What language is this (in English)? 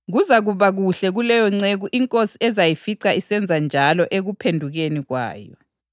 North Ndebele